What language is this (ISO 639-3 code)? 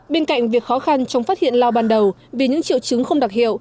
vie